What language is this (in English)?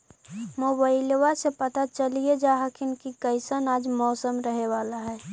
Magahi